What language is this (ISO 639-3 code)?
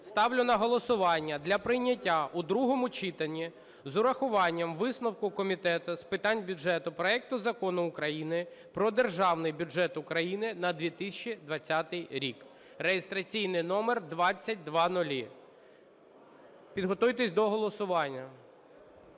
ukr